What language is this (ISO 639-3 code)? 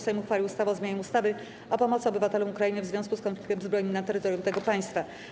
pol